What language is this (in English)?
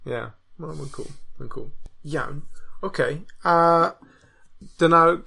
Welsh